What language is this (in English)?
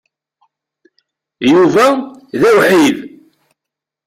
Kabyle